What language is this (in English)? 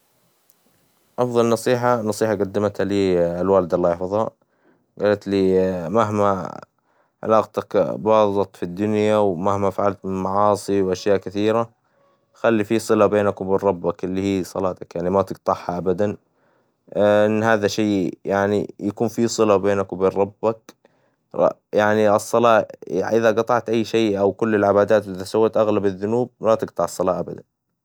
Hijazi Arabic